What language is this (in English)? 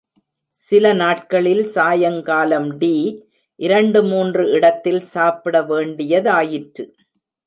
Tamil